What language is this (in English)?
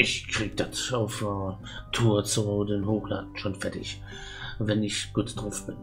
German